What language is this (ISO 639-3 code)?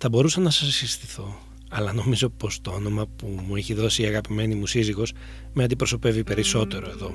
ell